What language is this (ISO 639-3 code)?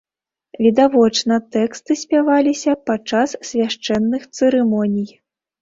bel